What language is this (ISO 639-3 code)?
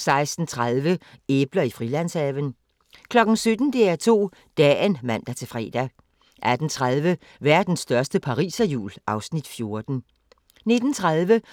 dan